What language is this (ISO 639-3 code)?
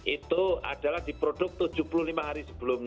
ind